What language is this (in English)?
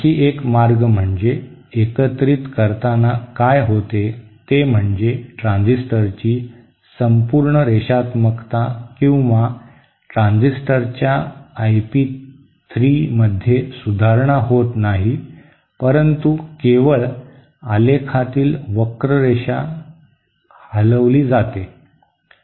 Marathi